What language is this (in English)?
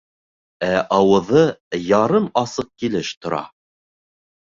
Bashkir